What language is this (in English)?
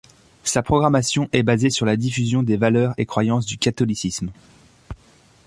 French